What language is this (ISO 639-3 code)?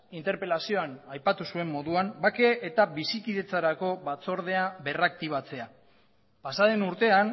eus